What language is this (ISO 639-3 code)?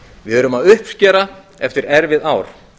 isl